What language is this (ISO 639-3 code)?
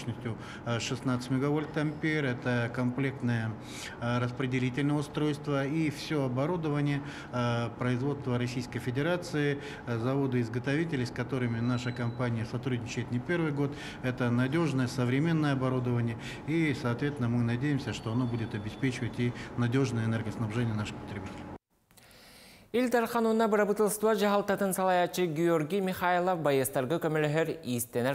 tur